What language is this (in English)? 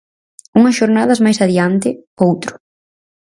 Galician